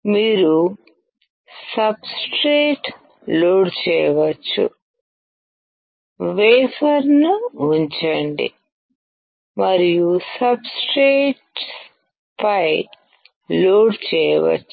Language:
Telugu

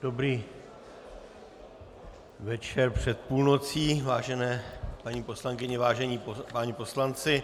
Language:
Czech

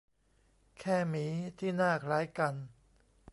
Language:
Thai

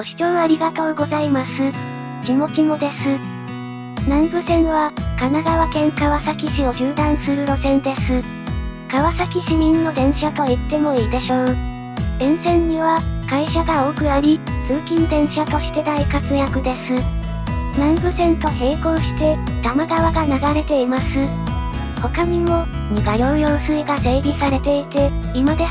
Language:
Japanese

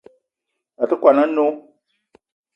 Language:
Eton (Cameroon)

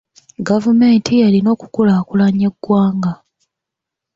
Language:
Ganda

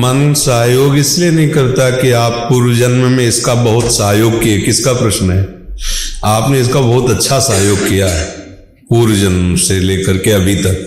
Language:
Hindi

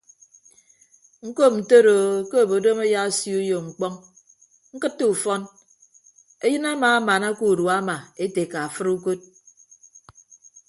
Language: Ibibio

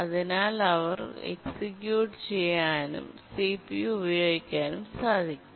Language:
Malayalam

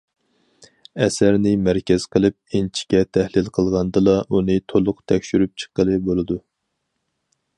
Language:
Uyghur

